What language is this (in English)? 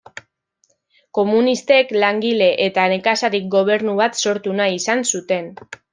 Basque